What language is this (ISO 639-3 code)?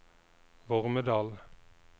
nor